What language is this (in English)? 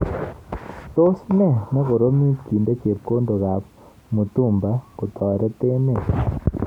Kalenjin